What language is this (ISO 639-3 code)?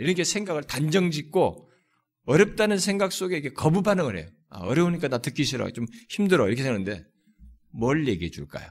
kor